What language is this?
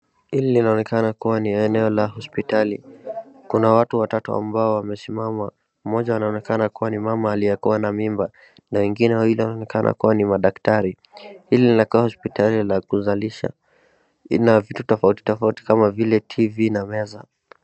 Swahili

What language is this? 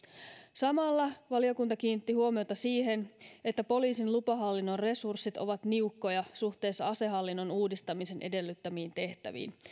Finnish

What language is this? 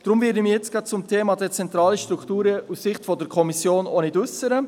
Swiss German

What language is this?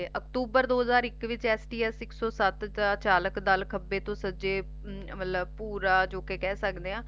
Punjabi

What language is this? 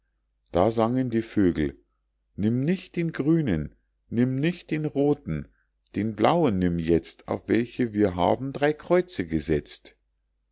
German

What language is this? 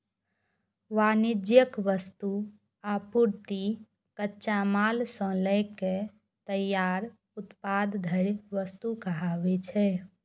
Maithili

